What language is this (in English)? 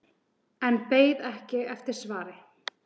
Icelandic